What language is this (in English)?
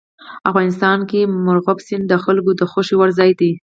Pashto